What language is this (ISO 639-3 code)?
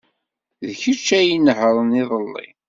kab